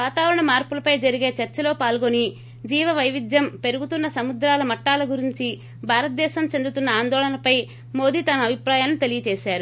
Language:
Telugu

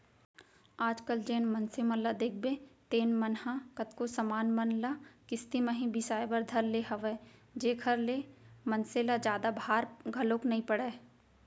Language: Chhattisgarhi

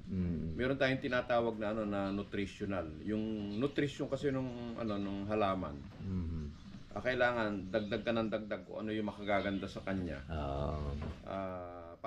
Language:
Filipino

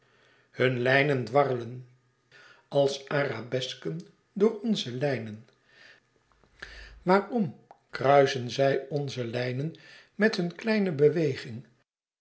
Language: Dutch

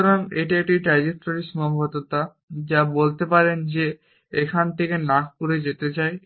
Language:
Bangla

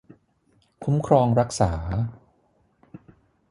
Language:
Thai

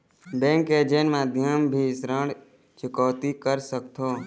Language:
Chhattisgarhi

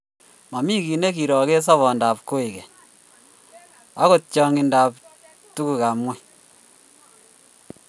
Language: Kalenjin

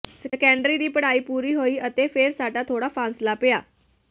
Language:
Punjabi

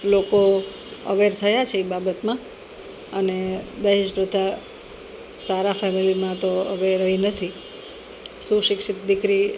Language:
Gujarati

